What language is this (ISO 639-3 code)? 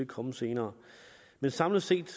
dan